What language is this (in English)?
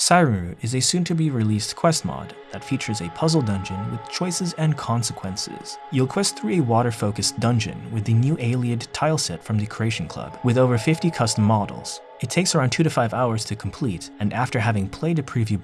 English